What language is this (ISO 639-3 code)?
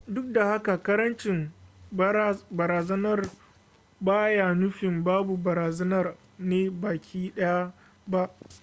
hau